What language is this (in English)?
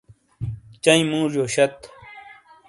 Shina